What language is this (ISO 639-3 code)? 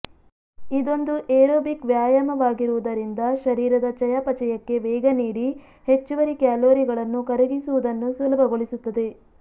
kan